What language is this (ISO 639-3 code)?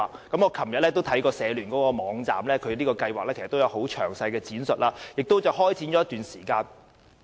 yue